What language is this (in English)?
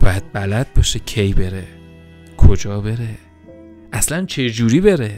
Persian